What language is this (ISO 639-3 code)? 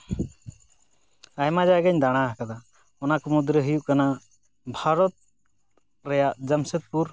sat